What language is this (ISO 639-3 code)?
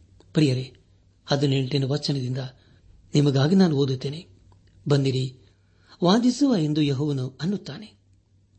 kan